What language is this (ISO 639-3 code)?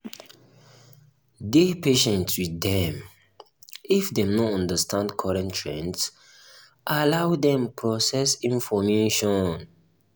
pcm